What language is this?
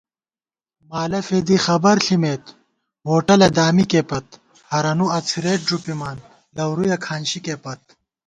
Gawar-Bati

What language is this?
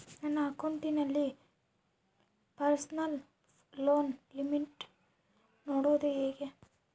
Kannada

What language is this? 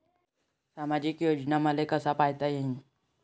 Marathi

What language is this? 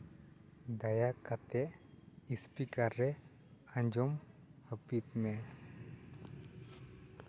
Santali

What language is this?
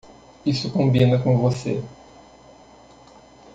Portuguese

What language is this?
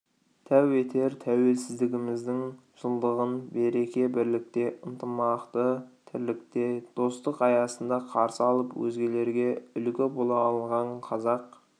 Kazakh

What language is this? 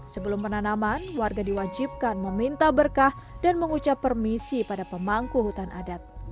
Indonesian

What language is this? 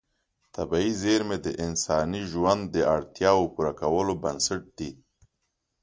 Pashto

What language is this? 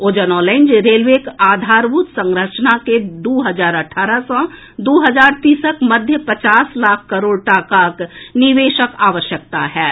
Maithili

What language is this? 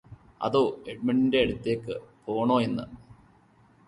Malayalam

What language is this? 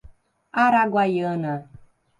Portuguese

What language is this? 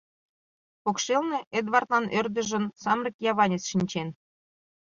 Mari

